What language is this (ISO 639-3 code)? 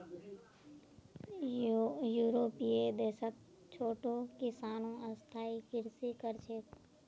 mag